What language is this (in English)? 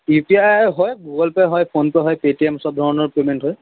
Assamese